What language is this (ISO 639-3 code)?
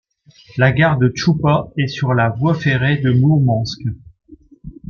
fra